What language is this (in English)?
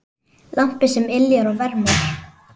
Icelandic